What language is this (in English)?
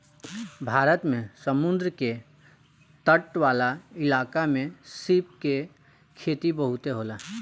Bhojpuri